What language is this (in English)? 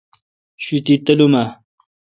Kalkoti